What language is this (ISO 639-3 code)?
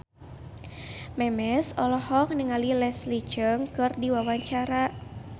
sun